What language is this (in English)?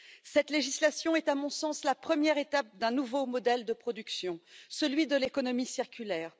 French